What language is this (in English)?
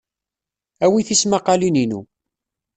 Kabyle